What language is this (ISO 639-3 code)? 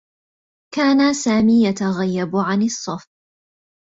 ara